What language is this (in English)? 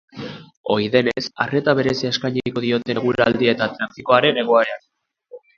Basque